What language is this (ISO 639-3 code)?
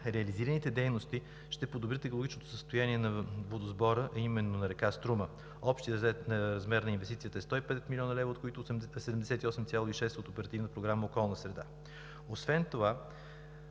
bul